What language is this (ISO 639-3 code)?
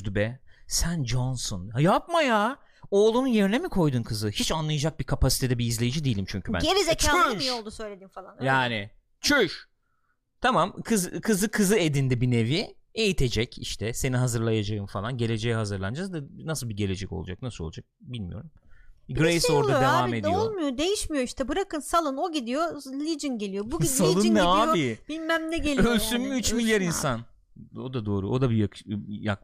tur